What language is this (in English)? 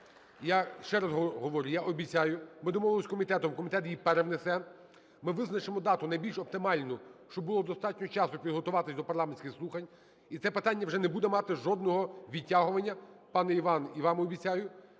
Ukrainian